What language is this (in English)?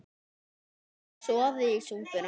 Icelandic